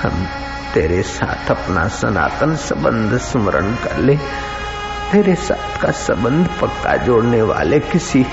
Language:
Hindi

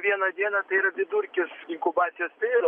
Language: Lithuanian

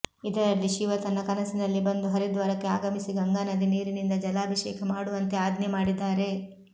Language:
Kannada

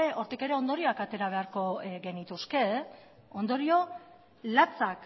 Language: Basque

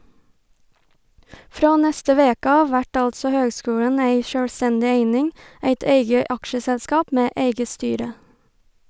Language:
Norwegian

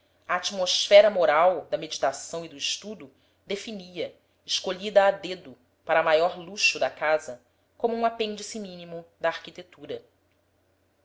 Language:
Portuguese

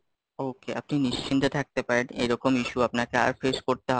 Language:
Bangla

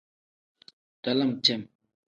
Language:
Tem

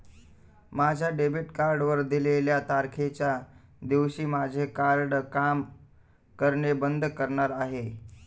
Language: Marathi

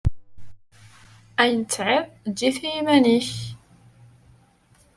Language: Kabyle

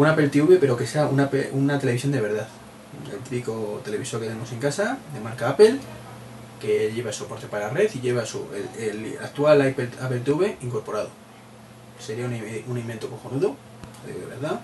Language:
Spanish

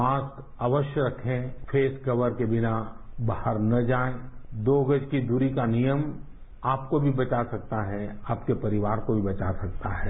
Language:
Hindi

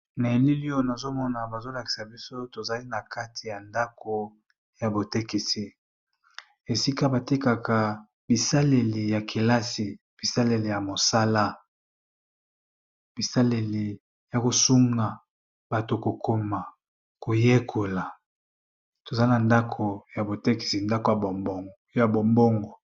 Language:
Lingala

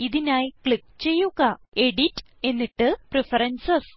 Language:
Malayalam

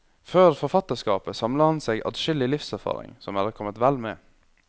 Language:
Norwegian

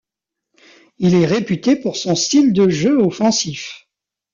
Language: French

